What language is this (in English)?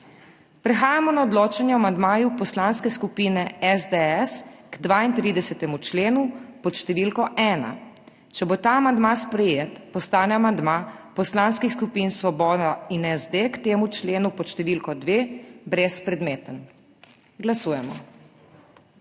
Slovenian